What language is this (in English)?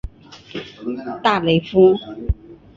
Chinese